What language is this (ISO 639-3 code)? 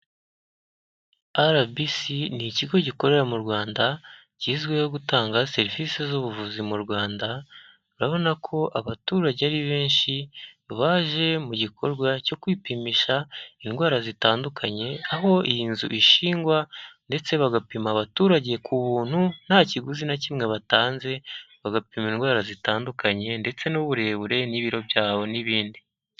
kin